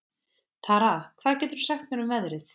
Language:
Icelandic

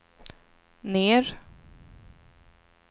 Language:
Swedish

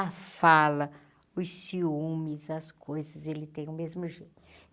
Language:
Portuguese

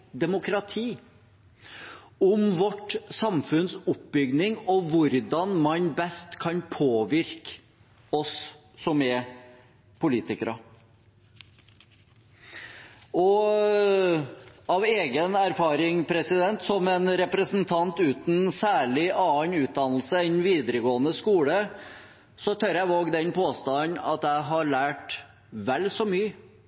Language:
Norwegian Bokmål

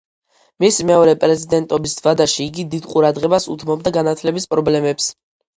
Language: Georgian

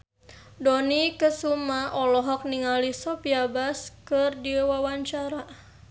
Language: Sundanese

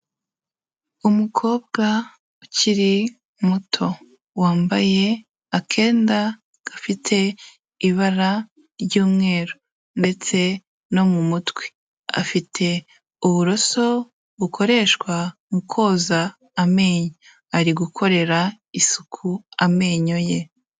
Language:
Kinyarwanda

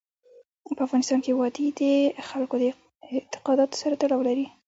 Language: Pashto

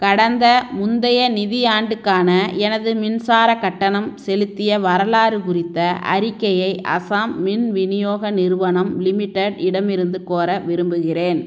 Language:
Tamil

